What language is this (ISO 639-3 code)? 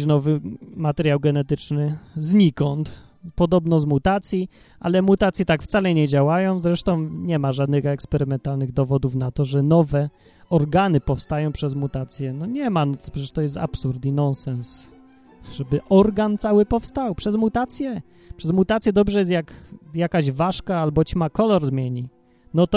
pol